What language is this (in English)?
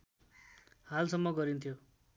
Nepali